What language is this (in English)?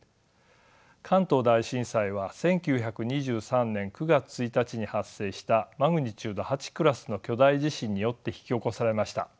Japanese